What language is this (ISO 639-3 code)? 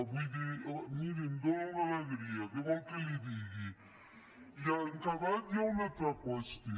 cat